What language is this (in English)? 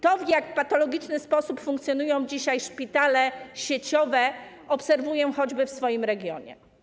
Polish